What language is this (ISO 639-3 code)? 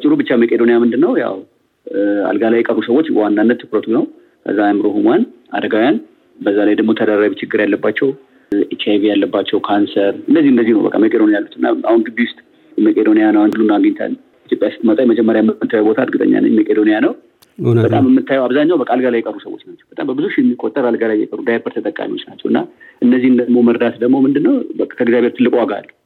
amh